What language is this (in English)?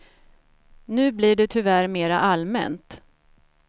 Swedish